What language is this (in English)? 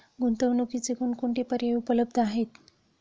Marathi